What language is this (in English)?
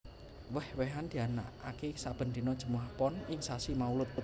Javanese